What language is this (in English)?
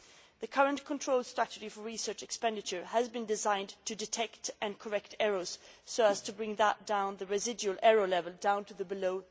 English